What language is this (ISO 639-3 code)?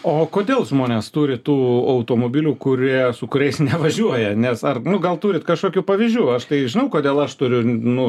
lit